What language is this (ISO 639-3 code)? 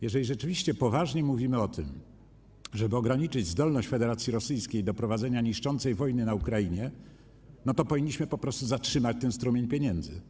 pol